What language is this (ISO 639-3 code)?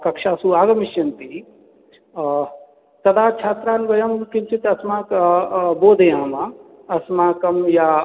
san